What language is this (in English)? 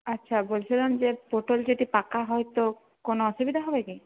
Bangla